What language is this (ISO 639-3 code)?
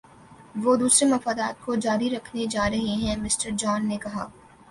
urd